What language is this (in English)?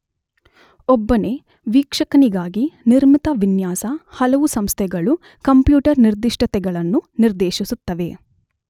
Kannada